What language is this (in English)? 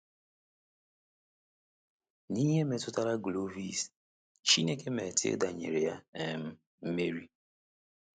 Igbo